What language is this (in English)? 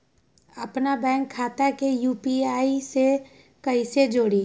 Magahi